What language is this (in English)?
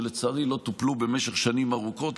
Hebrew